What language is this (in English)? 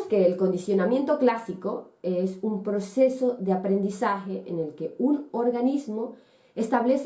Spanish